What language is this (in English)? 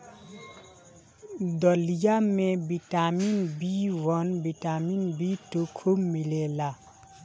Bhojpuri